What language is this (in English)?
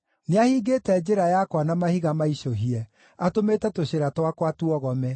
Kikuyu